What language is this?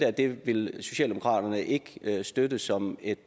Danish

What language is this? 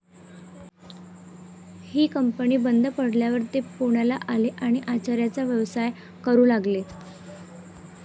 Marathi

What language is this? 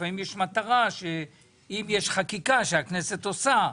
Hebrew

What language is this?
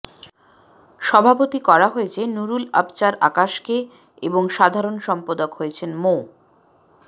Bangla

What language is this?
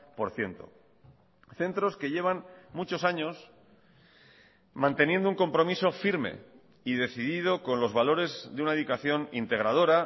Spanish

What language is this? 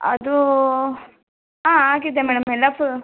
Kannada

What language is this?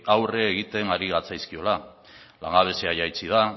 Basque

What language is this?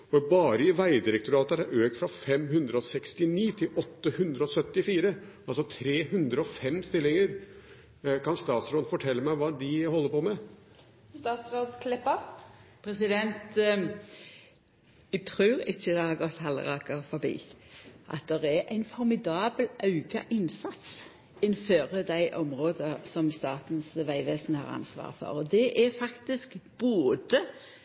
Norwegian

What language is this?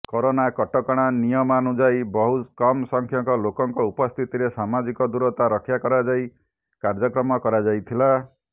Odia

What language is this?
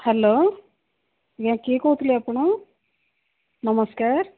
Odia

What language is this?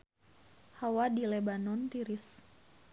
Sundanese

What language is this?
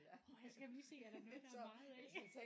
Danish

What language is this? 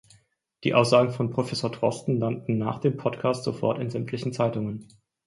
German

